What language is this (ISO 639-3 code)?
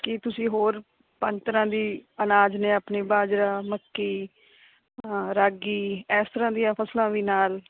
pan